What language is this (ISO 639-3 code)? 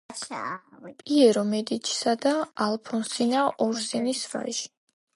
kat